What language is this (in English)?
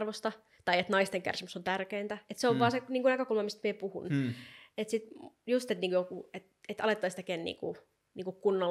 Finnish